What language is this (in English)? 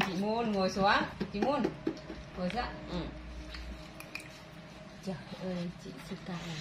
Vietnamese